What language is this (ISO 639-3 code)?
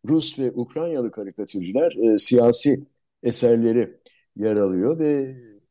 tur